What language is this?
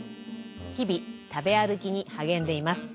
Japanese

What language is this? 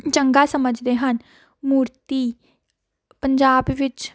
Punjabi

